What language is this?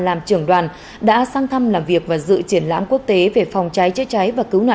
Vietnamese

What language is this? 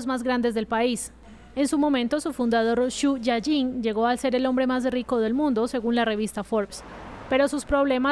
Spanish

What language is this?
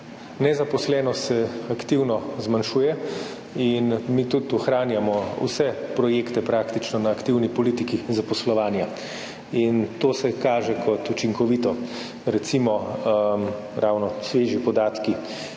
Slovenian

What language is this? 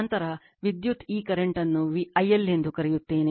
Kannada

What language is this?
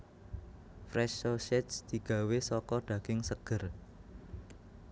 Javanese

